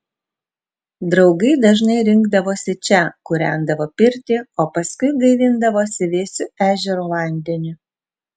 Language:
Lithuanian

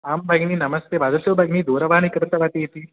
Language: Sanskrit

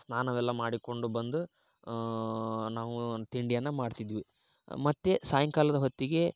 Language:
Kannada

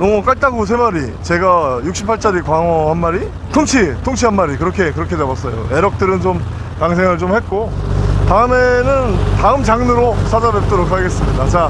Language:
Korean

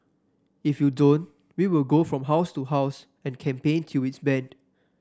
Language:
English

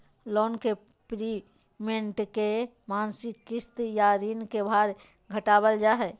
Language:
Magahi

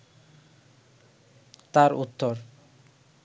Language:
Bangla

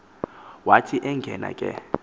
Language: Xhosa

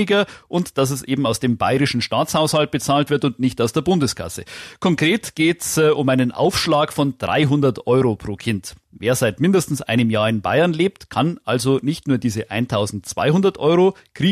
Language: German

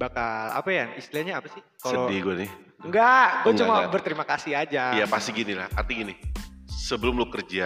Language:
Indonesian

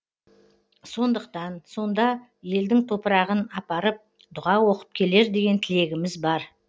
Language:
Kazakh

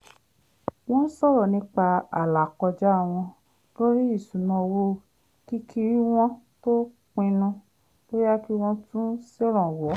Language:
Yoruba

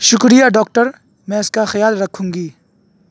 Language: Urdu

